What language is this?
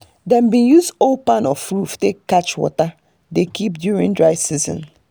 Nigerian Pidgin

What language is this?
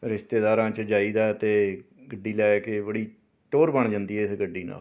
Punjabi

